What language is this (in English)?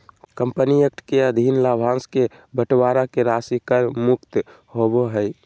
Magahi